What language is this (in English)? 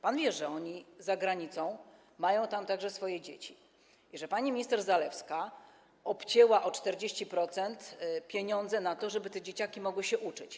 Polish